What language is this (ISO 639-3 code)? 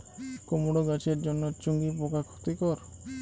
ben